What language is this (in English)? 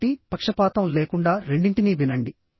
Telugu